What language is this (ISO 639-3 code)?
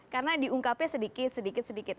ind